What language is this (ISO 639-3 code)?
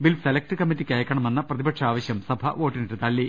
mal